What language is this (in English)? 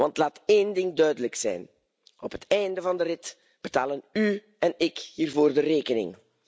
Dutch